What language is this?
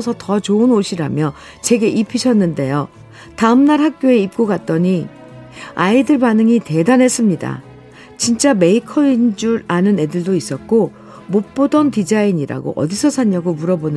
Korean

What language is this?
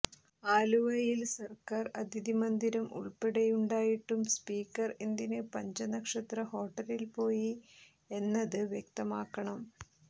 Malayalam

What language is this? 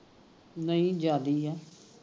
Punjabi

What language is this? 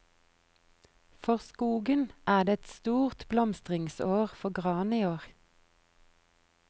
Norwegian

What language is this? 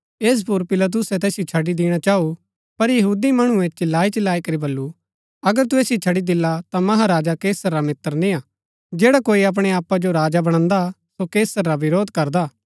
Gaddi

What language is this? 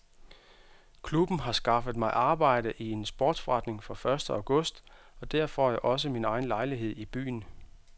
Danish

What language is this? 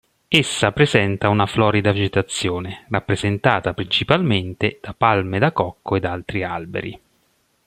Italian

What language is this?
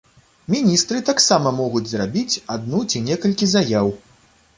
Belarusian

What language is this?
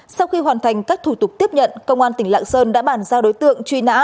Vietnamese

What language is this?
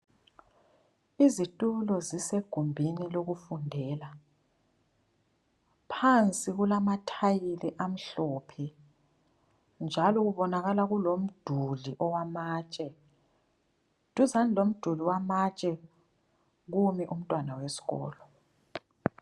North Ndebele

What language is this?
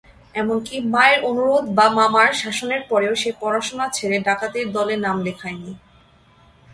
Bangla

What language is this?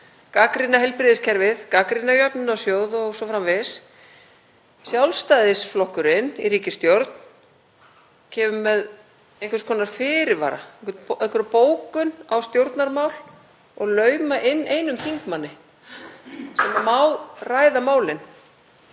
Icelandic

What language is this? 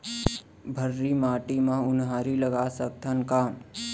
Chhattisgarhi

